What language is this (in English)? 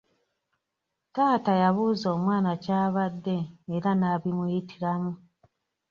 Ganda